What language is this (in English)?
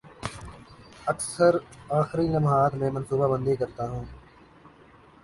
Urdu